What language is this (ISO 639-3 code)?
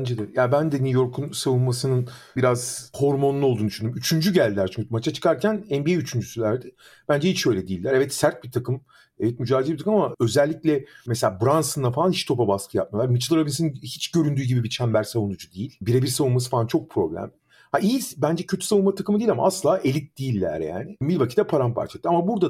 tur